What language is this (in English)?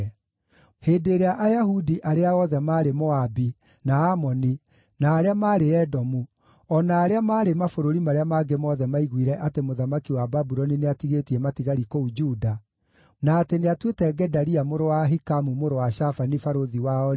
Kikuyu